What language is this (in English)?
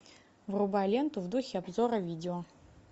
Russian